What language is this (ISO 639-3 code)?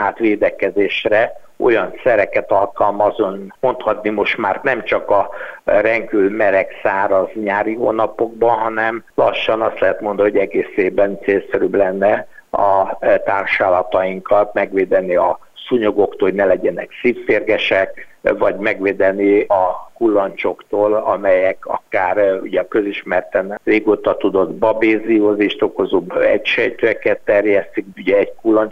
hun